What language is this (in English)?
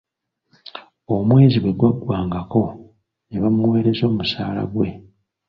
Ganda